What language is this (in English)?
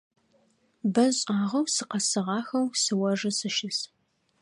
Adyghe